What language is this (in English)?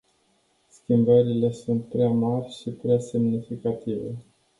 Romanian